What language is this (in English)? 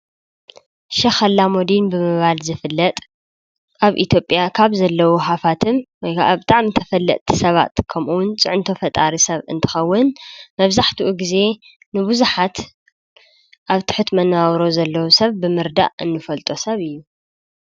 Tigrinya